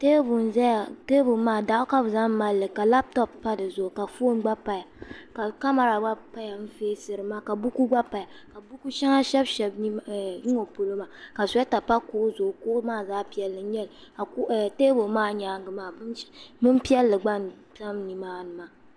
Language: Dagbani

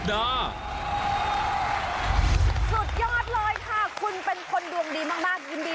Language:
Thai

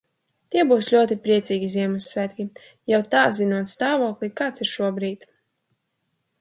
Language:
Latvian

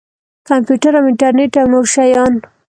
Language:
Pashto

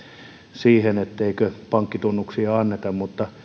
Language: Finnish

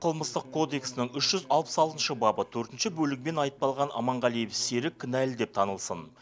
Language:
Kazakh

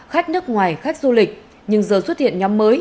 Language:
Vietnamese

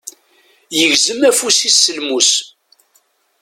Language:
Kabyle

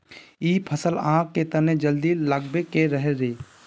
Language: Magahi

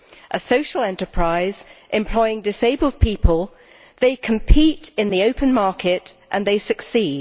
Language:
English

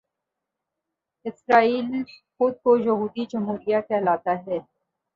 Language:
Urdu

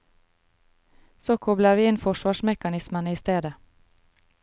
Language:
Norwegian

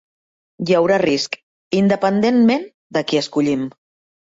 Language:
Catalan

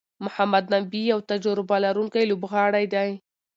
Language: Pashto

